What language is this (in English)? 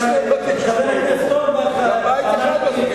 Hebrew